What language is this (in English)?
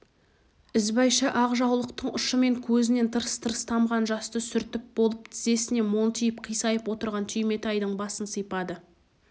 Kazakh